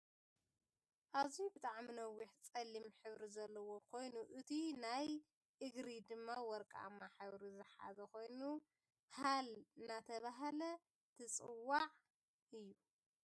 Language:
Tigrinya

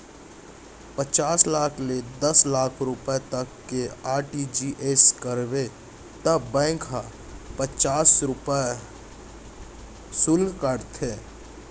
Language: Chhattisgarhi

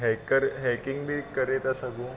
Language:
Sindhi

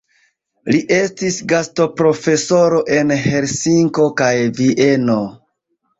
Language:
Esperanto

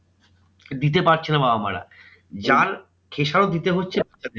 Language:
Bangla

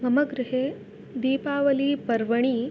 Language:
Sanskrit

